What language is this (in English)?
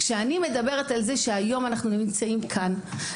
Hebrew